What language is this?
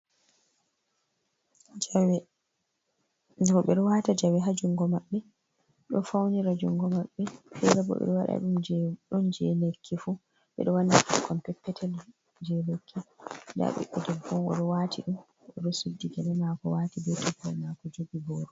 Fula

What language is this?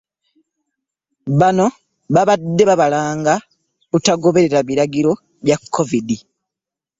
Ganda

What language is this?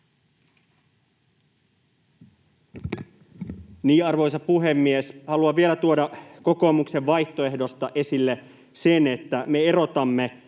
Finnish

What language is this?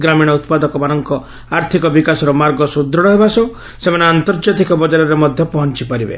Odia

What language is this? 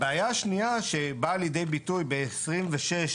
Hebrew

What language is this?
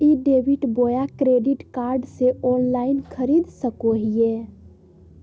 Magahi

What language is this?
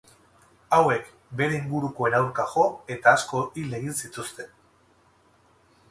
Basque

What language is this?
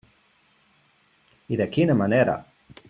Catalan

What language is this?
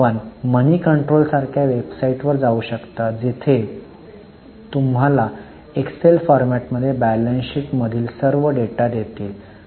Marathi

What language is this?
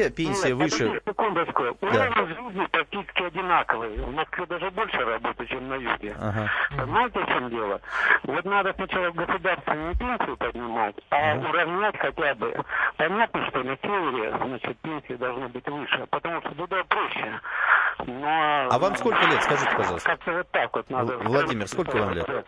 Russian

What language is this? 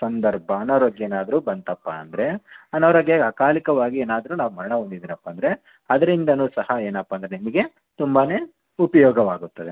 Kannada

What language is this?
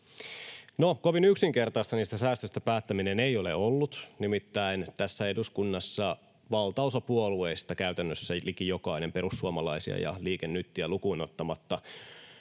Finnish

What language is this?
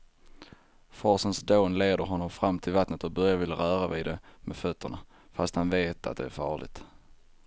Swedish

